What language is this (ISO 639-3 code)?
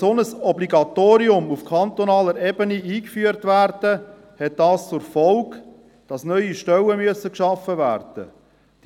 gsw